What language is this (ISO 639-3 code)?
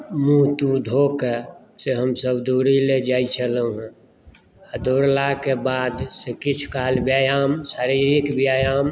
mai